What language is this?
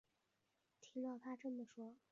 Chinese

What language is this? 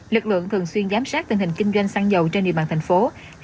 Vietnamese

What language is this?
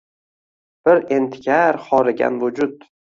Uzbek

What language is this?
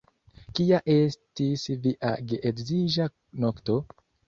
Esperanto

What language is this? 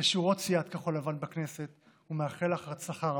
Hebrew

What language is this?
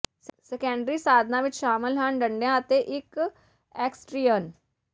Punjabi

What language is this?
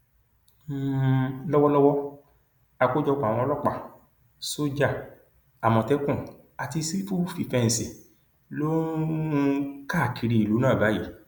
Yoruba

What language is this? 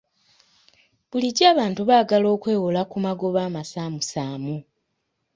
Ganda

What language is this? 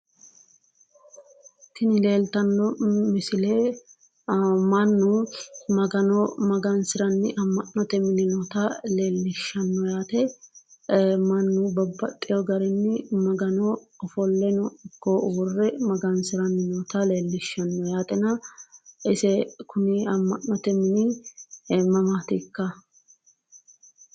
Sidamo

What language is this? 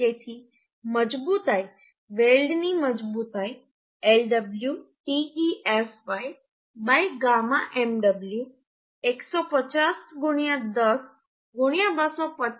Gujarati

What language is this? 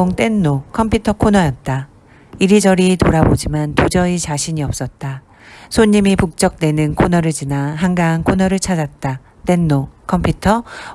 Korean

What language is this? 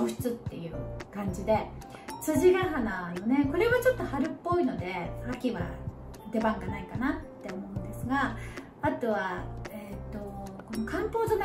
Japanese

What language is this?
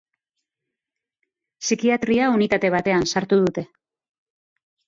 Basque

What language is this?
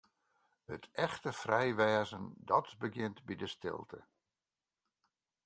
Western Frisian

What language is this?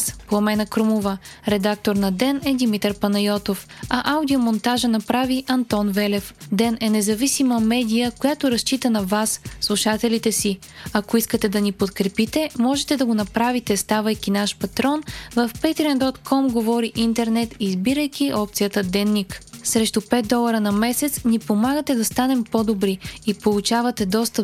Bulgarian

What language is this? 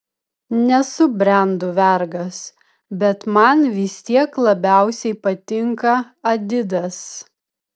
Lithuanian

